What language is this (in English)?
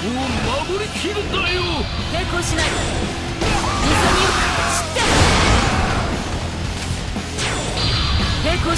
Japanese